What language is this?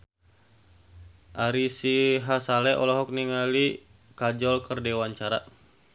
Sundanese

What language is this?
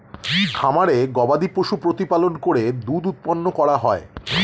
Bangla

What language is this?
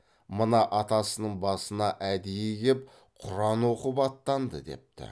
Kazakh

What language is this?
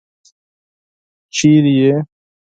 Pashto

